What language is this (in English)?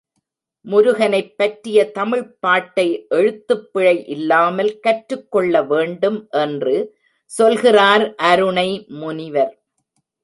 Tamil